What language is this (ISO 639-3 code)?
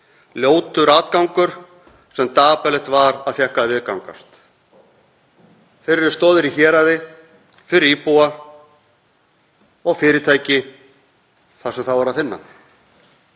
isl